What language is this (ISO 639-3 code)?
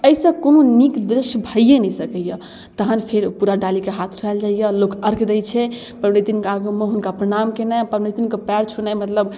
mai